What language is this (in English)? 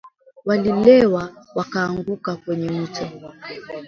Swahili